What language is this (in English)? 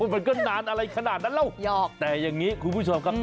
Thai